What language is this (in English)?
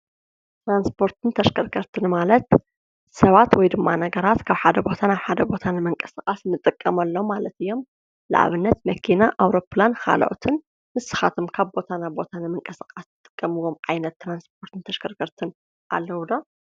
Tigrinya